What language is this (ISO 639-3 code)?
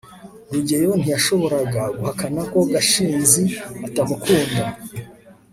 kin